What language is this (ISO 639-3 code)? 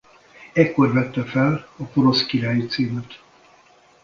hun